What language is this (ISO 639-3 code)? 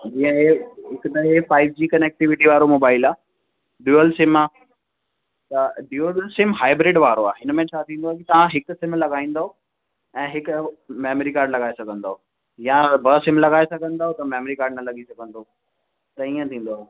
snd